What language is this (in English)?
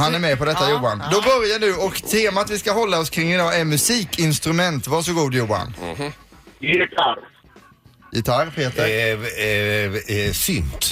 Swedish